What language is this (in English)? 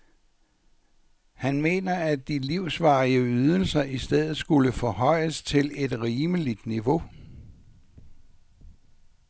Danish